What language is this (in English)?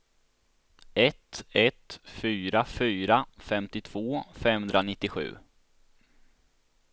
Swedish